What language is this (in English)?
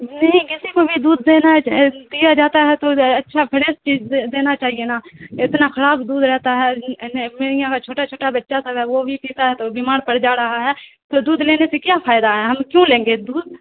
Urdu